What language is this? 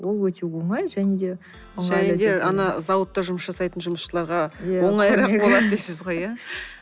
Kazakh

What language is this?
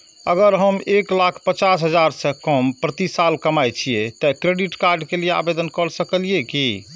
Maithili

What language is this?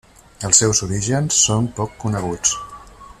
Catalan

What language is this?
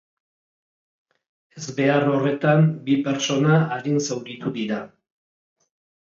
Basque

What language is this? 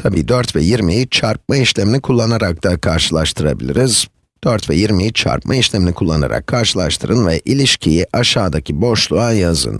Turkish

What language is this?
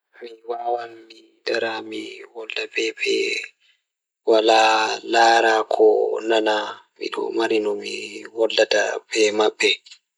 Fula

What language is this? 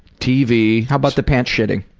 English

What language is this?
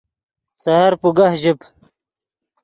Yidgha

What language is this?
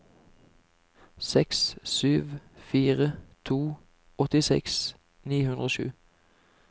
Norwegian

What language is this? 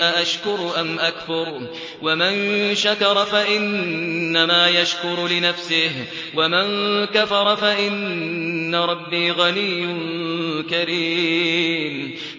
Arabic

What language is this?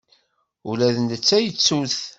Kabyle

